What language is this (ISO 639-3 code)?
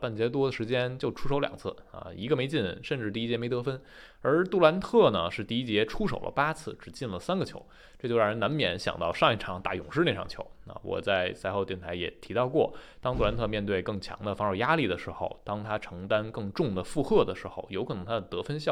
zho